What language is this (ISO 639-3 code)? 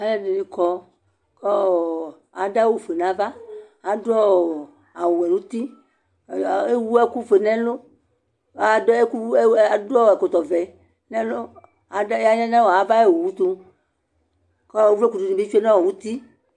kpo